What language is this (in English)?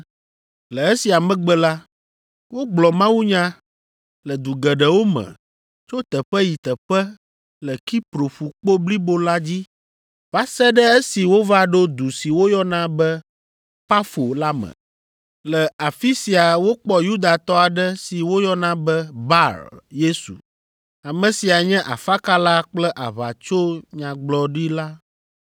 Ewe